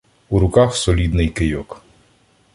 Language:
Ukrainian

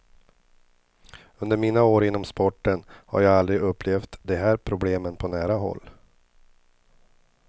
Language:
Swedish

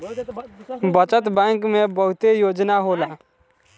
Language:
Bhojpuri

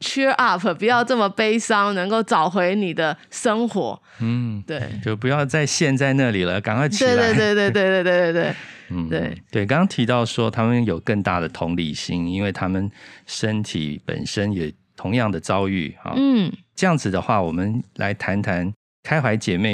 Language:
Chinese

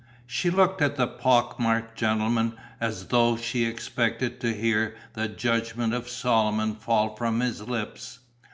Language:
English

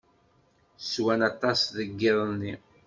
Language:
Kabyle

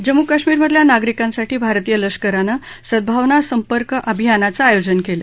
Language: Marathi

